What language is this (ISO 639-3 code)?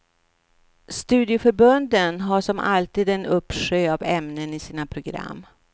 swe